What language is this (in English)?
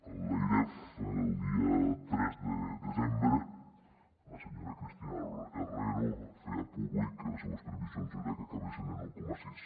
Catalan